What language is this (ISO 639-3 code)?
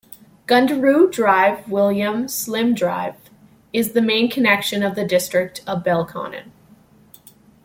eng